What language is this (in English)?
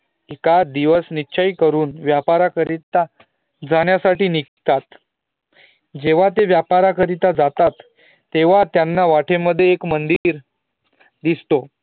Marathi